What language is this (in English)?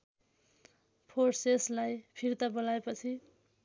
Nepali